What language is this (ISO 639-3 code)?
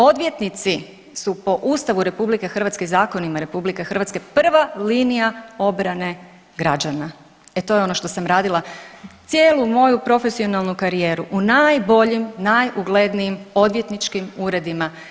hrv